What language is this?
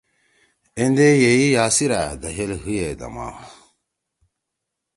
Torwali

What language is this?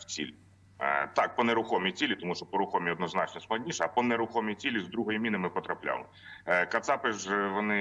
Ukrainian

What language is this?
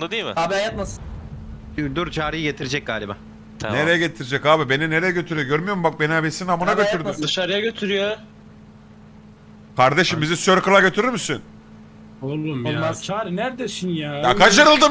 Turkish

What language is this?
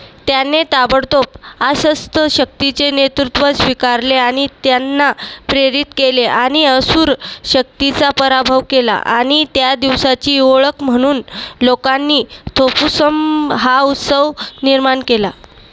Marathi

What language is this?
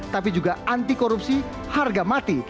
Indonesian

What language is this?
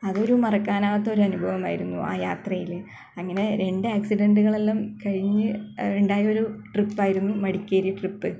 Malayalam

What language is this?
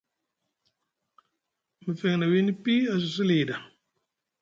Musgu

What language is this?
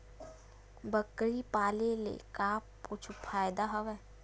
Chhattisgarhi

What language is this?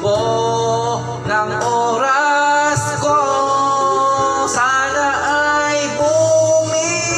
Arabic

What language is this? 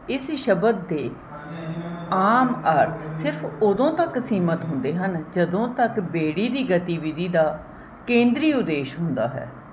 Punjabi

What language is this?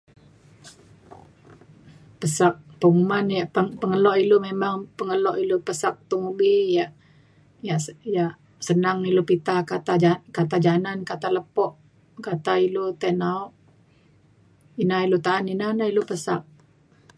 Mainstream Kenyah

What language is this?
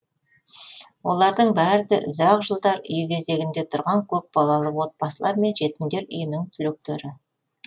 Kazakh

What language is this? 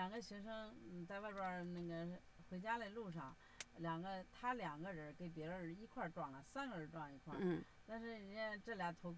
Chinese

